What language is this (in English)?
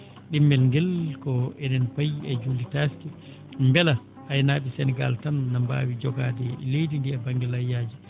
Fula